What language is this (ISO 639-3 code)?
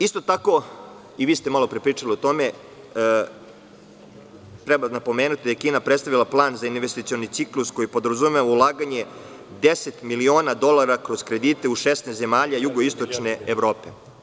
srp